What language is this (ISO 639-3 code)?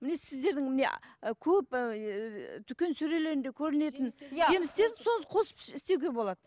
kaz